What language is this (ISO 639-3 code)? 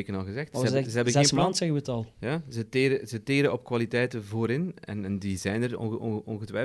nld